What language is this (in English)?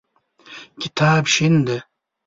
Pashto